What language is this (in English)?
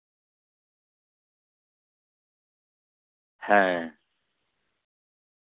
Santali